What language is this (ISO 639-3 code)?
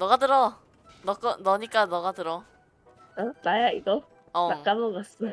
kor